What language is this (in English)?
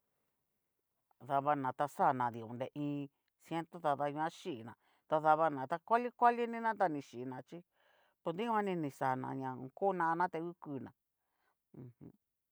Cacaloxtepec Mixtec